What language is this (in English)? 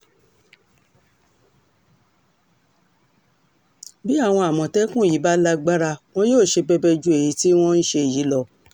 Yoruba